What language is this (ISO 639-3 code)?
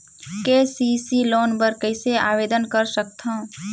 hne